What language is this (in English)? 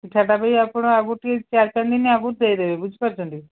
Odia